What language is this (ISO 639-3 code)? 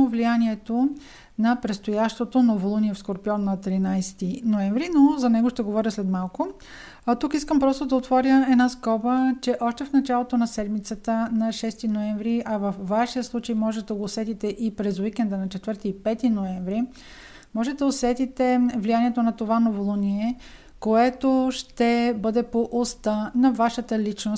bul